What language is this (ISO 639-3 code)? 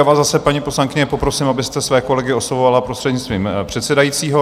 ces